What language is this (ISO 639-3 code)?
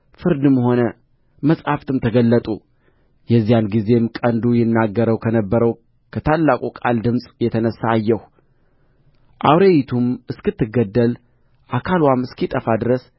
amh